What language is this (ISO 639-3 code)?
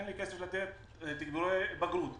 heb